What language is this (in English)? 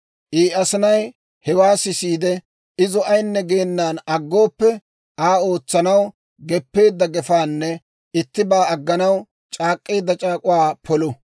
Dawro